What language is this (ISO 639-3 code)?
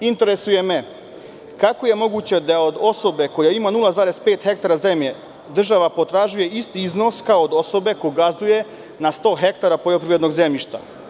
srp